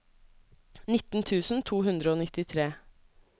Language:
Norwegian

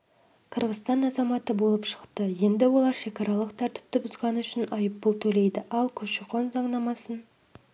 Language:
Kazakh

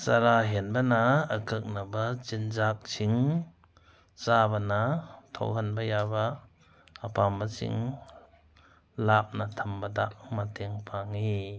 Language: Manipuri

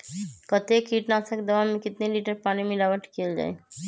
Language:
Magahi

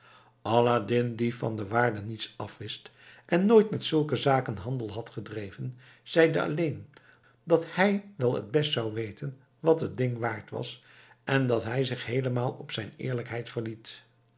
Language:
Dutch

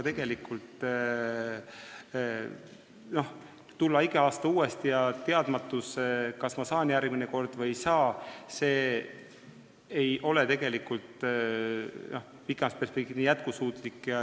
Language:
Estonian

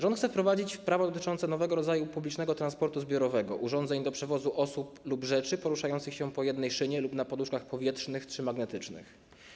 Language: Polish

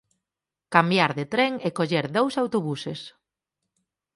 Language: Galician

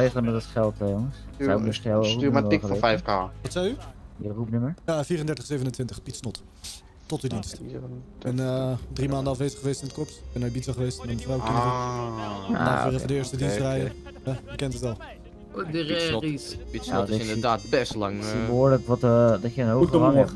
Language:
Dutch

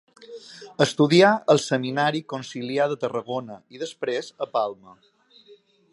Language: Catalan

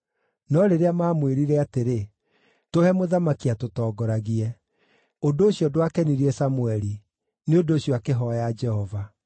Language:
Kikuyu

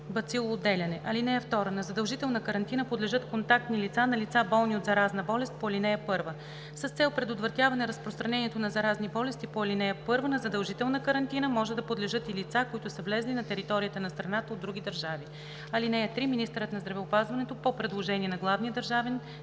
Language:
Bulgarian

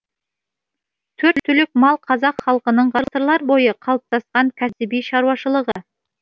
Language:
Kazakh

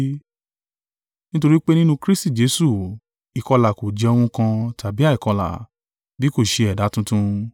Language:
Yoruba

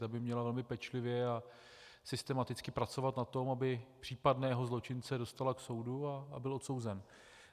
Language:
Czech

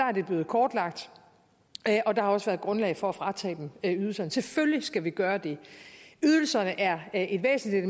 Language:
Danish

